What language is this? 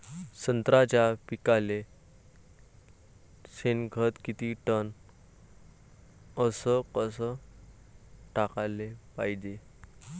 Marathi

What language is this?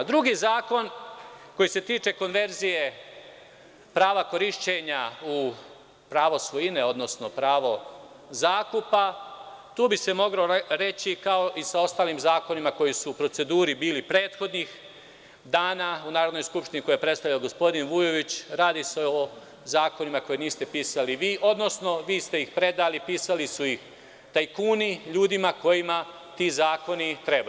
Serbian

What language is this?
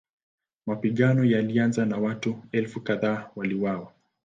Swahili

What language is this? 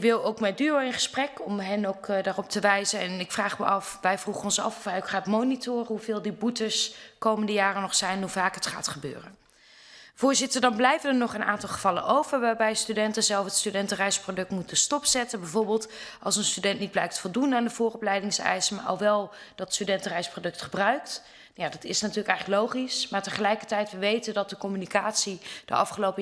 Dutch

